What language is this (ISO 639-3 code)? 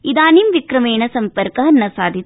san